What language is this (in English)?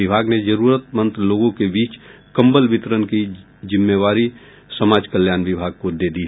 Hindi